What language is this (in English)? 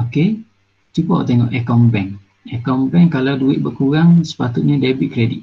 Malay